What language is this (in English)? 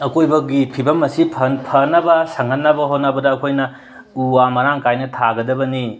Manipuri